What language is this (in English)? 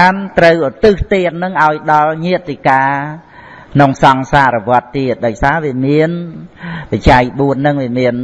Vietnamese